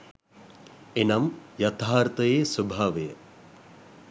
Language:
Sinhala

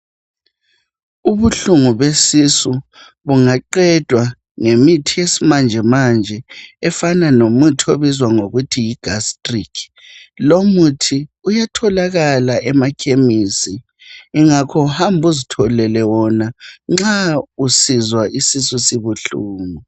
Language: North Ndebele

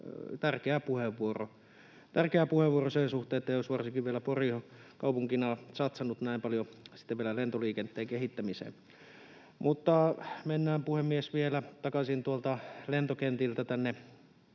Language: Finnish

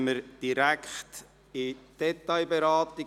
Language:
Swiss German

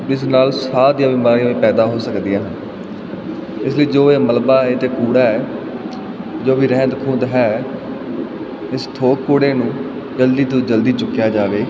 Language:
Punjabi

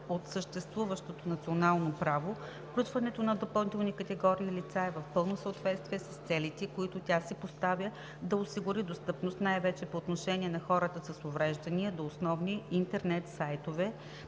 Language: Bulgarian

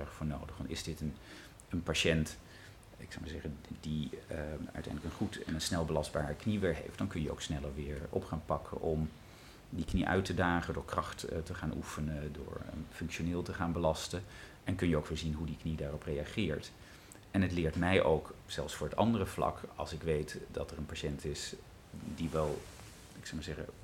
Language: Dutch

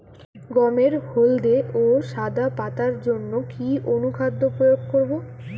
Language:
Bangla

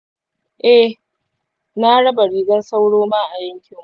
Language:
Hausa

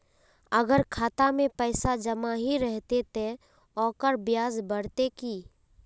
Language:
Magahi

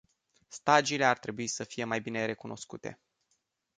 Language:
Romanian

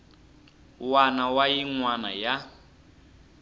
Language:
Tsonga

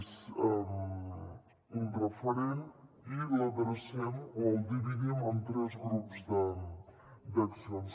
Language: Catalan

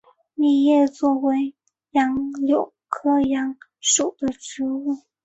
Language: Chinese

